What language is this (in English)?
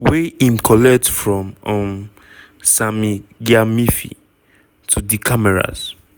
Nigerian Pidgin